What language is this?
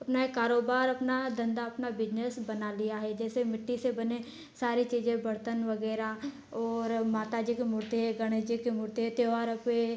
Hindi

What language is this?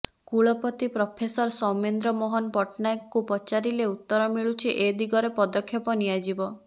Odia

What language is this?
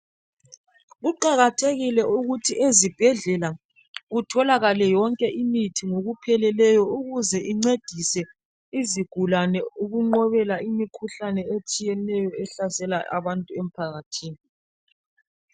North Ndebele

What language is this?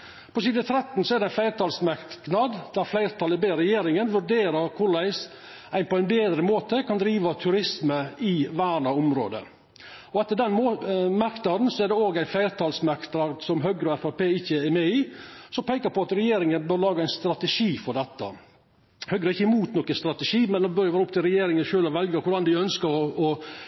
Norwegian Nynorsk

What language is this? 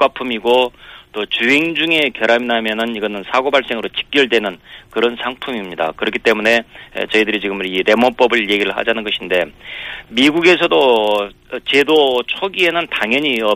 Korean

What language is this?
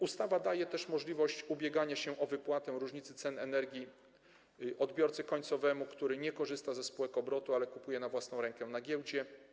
Polish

